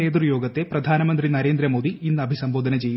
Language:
Malayalam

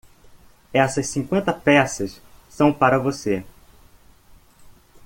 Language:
Portuguese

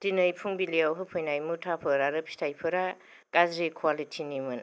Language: Bodo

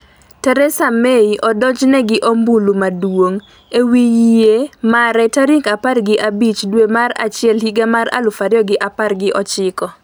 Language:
Luo (Kenya and Tanzania)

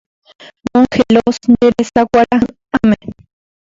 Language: Guarani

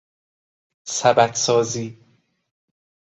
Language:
Persian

